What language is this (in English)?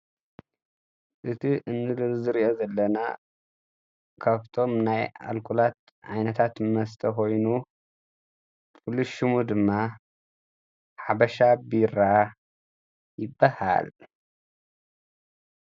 Tigrinya